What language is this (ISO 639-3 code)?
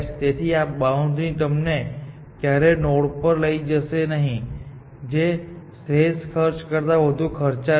guj